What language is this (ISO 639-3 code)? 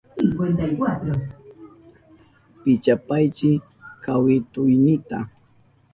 qup